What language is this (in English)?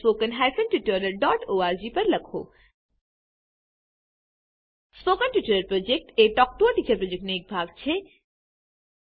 Gujarati